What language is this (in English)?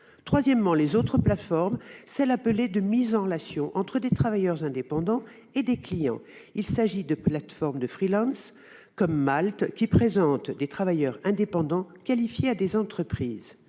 French